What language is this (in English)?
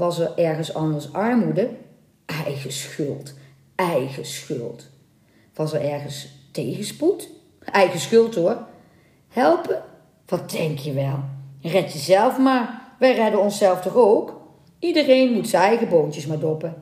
Dutch